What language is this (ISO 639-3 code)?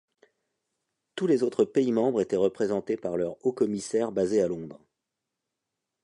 fra